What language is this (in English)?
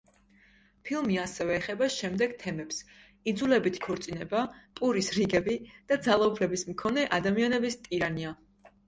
Georgian